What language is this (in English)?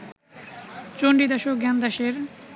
Bangla